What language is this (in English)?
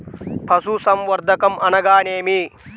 Telugu